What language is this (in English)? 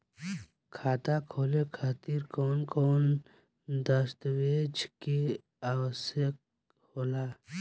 Bhojpuri